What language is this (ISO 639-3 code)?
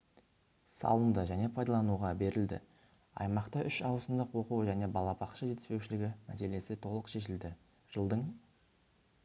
kaz